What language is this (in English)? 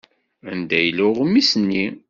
Kabyle